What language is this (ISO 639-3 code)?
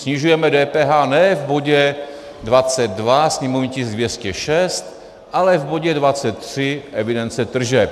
ces